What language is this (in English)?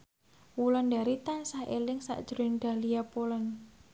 Javanese